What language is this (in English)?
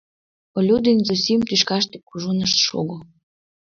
Mari